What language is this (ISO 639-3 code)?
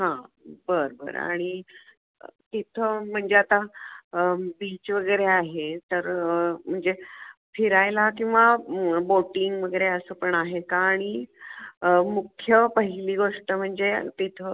mar